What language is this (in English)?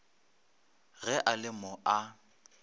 Northern Sotho